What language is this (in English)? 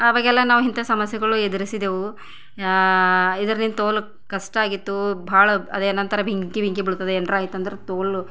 Kannada